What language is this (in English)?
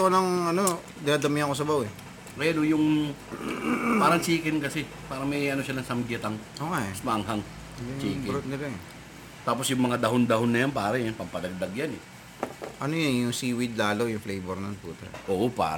Filipino